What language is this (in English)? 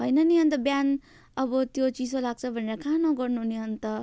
Nepali